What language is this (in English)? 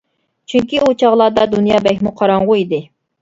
Uyghur